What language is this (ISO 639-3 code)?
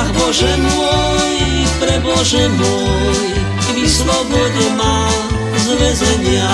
slk